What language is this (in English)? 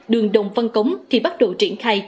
Vietnamese